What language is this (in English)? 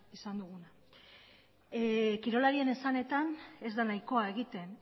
Basque